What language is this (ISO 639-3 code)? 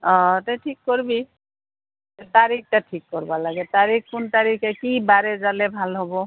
asm